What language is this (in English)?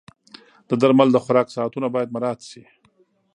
Pashto